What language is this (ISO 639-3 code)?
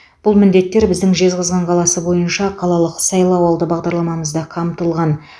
kaz